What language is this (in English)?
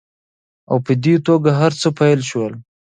Pashto